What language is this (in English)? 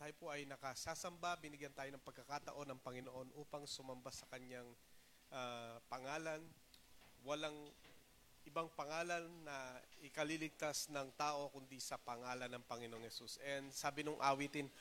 Filipino